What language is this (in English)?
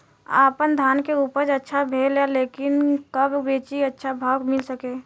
Bhojpuri